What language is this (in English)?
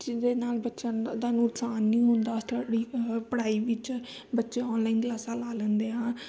Punjabi